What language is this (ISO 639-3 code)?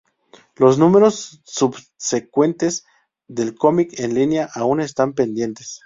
spa